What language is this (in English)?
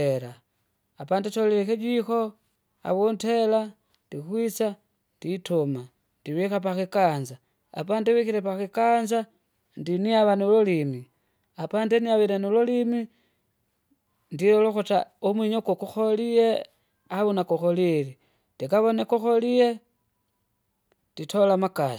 Kinga